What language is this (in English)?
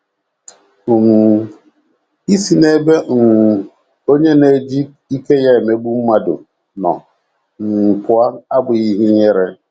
Igbo